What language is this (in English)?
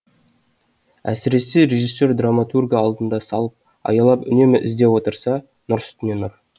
Kazakh